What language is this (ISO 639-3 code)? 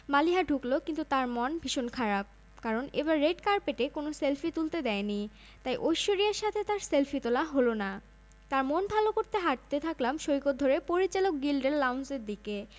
ben